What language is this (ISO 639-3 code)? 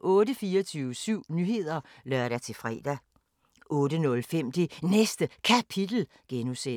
dan